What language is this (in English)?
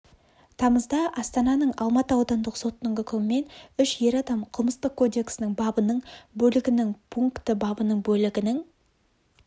Kazakh